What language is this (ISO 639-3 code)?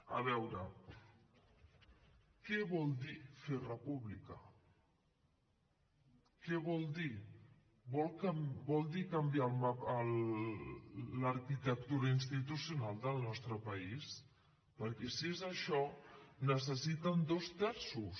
cat